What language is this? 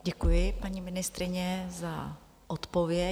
Czech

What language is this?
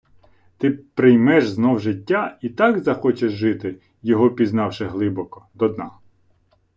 Ukrainian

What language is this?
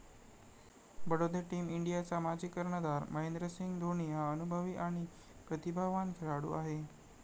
Marathi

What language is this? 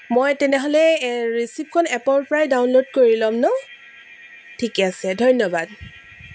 Assamese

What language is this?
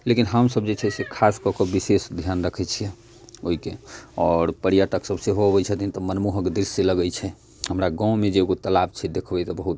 Maithili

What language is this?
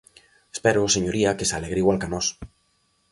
Galician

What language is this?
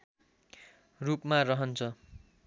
Nepali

